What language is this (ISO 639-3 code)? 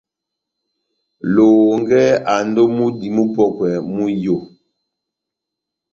bnm